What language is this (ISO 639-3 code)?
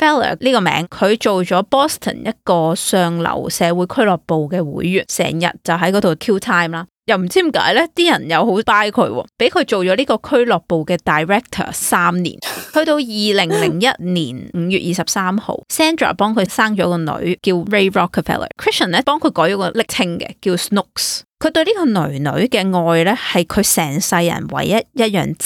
zho